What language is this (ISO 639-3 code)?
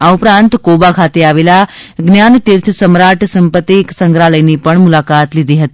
guj